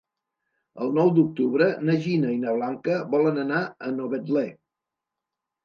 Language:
Catalan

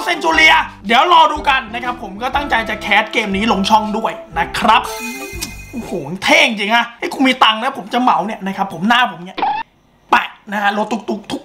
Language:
Thai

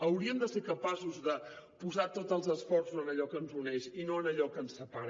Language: Catalan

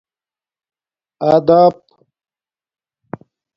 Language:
Domaaki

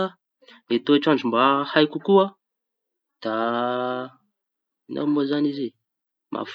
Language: Tanosy Malagasy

